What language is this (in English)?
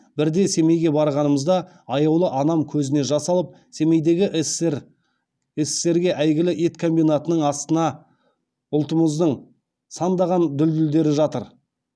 Kazakh